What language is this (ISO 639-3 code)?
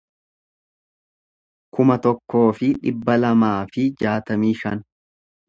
orm